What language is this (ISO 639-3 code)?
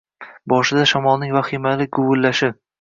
uzb